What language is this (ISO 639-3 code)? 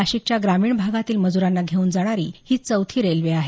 mar